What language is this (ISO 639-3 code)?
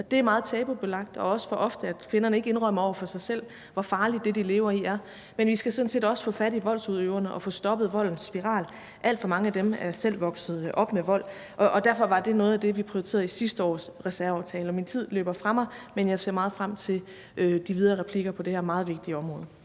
dan